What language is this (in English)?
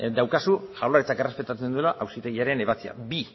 Basque